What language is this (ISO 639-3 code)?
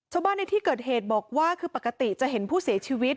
tha